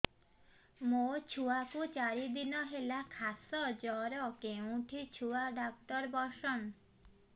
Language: Odia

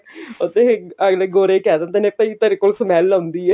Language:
Punjabi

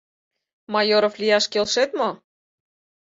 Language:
Mari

